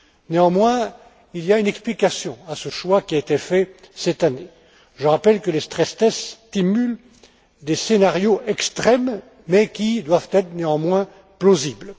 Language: French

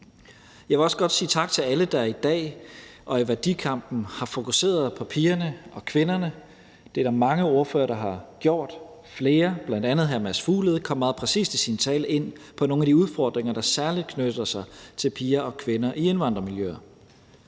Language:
Danish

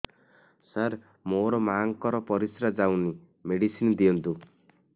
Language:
Odia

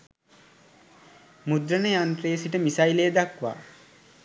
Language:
Sinhala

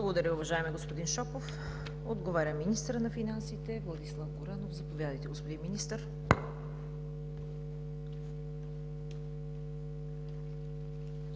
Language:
Bulgarian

